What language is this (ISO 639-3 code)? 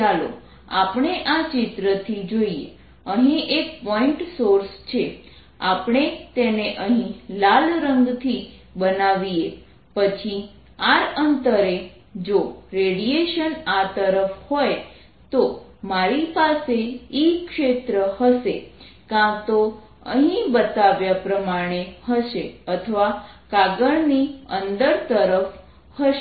guj